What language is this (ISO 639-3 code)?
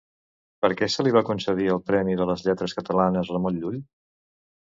cat